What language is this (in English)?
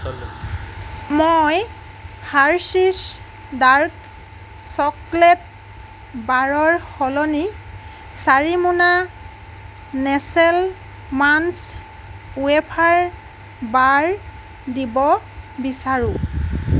Assamese